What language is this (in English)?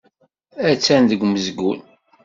Kabyle